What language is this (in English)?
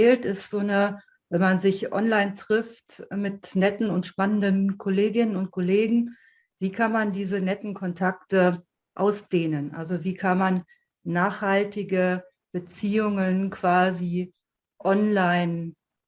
German